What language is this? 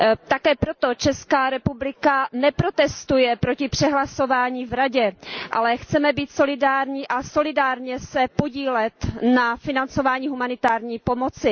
Czech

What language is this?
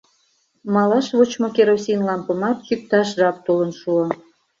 Mari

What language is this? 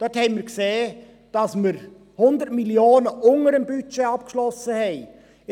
Swiss German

